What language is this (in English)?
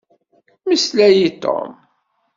Kabyle